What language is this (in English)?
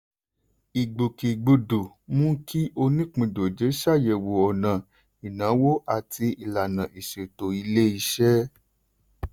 Yoruba